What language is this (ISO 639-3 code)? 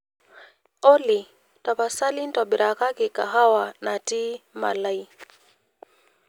mas